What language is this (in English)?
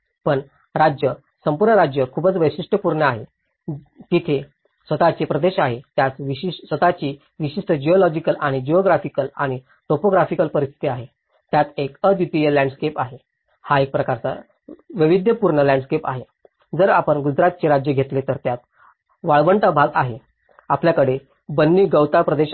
Marathi